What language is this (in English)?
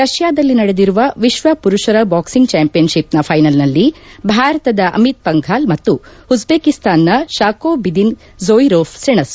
Kannada